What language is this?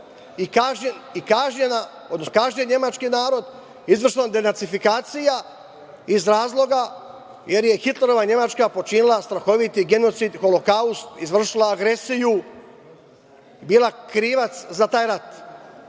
Serbian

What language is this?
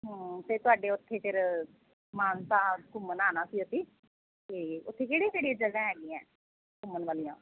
Punjabi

